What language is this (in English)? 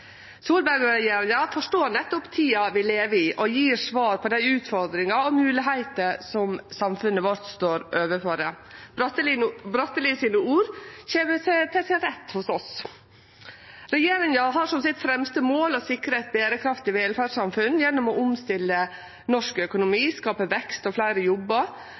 Norwegian Nynorsk